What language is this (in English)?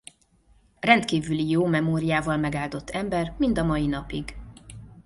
Hungarian